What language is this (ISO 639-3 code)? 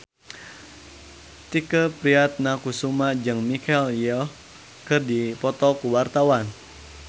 sun